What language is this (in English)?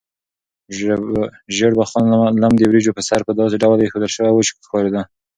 Pashto